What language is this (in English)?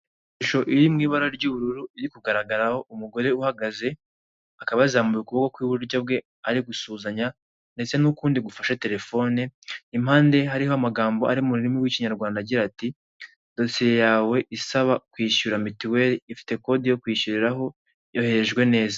Kinyarwanda